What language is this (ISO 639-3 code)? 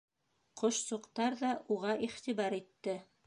bak